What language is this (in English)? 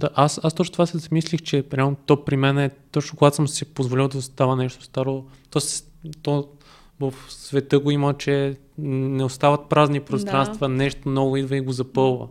Bulgarian